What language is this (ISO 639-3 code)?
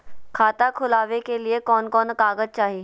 mag